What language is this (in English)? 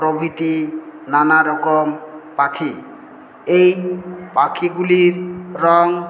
Bangla